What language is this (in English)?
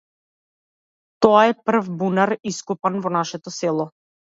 Macedonian